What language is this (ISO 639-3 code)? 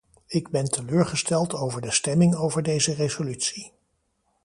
nld